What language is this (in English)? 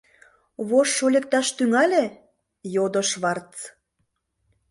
Mari